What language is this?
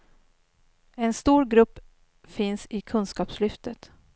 Swedish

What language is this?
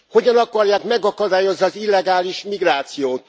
Hungarian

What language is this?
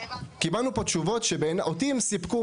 Hebrew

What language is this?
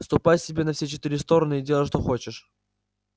Russian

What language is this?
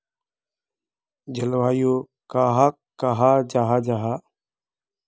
Magahi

